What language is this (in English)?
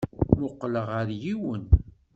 Kabyle